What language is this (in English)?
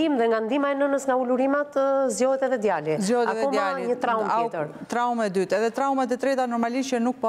Romanian